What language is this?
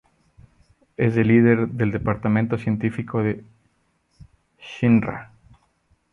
Spanish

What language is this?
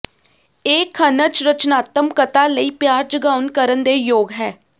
Punjabi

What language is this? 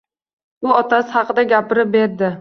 Uzbek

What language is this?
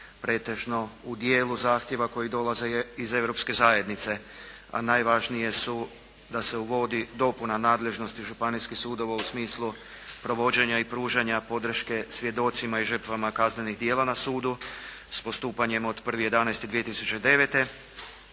Croatian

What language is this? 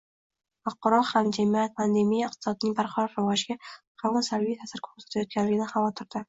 Uzbek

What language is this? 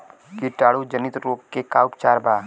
Bhojpuri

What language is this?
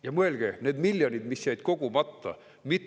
Estonian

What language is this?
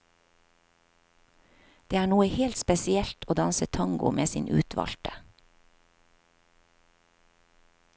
Norwegian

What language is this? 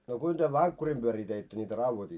Finnish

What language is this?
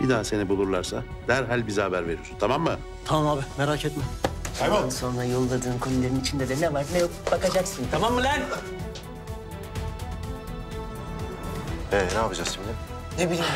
Turkish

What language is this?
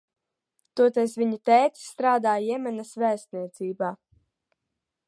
Latvian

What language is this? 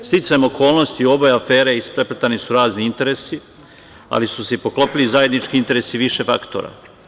Serbian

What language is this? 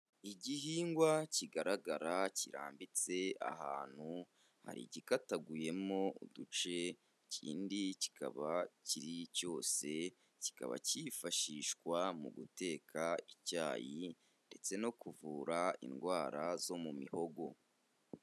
Kinyarwanda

